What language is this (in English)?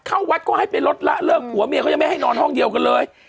Thai